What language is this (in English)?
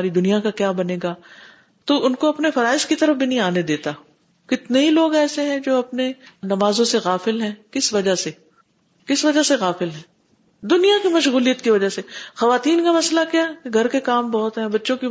Urdu